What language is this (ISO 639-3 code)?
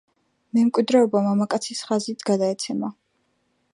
kat